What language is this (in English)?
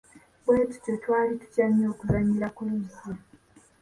Ganda